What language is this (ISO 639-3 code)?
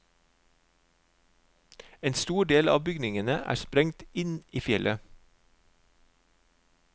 nor